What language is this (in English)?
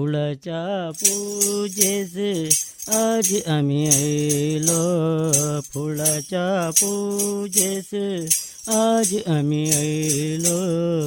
Kannada